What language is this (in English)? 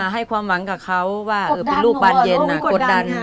Thai